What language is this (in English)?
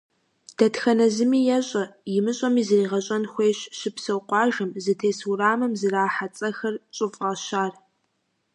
Kabardian